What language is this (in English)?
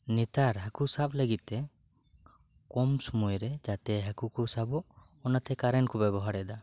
Santali